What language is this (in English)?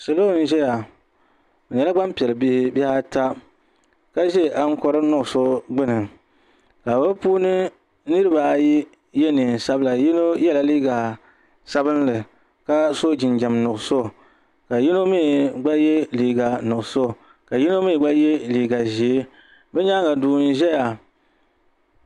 Dagbani